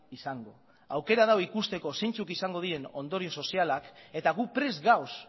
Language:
Basque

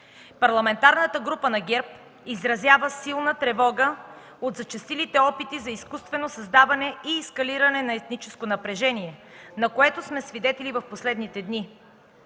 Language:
Bulgarian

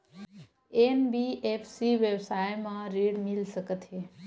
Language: Chhattisgarhi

